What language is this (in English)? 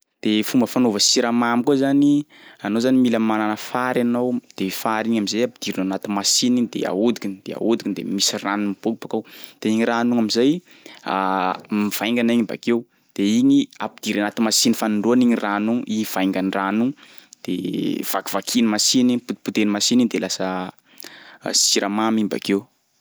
Sakalava Malagasy